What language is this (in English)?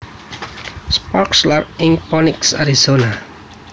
Javanese